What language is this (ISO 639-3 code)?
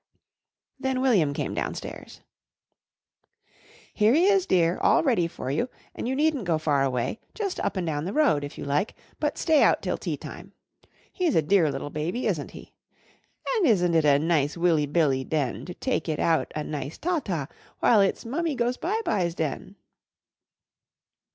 eng